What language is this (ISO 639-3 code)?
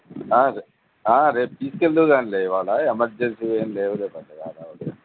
tel